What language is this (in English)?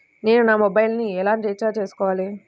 Telugu